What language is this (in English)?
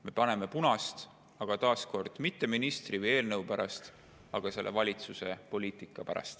Estonian